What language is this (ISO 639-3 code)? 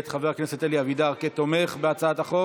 heb